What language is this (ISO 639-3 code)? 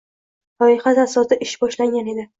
uzb